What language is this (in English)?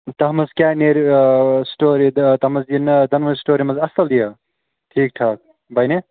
Kashmiri